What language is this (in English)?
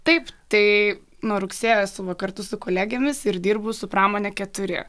Lithuanian